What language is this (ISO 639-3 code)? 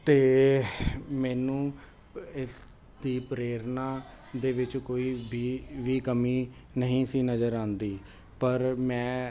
pan